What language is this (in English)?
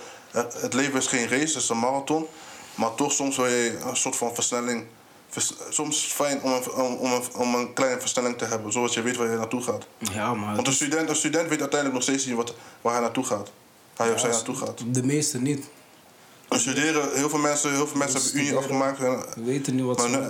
Dutch